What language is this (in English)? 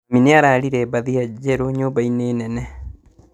Kikuyu